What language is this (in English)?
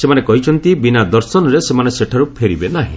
Odia